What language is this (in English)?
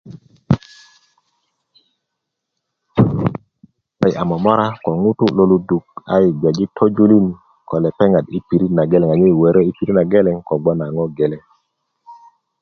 Kuku